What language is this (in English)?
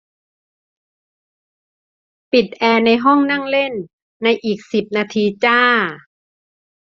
Thai